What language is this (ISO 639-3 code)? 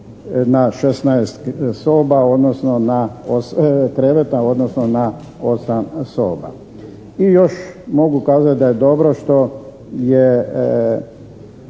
hrv